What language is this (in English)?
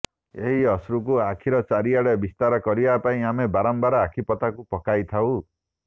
Odia